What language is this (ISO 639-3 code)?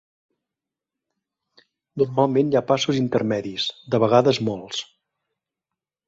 cat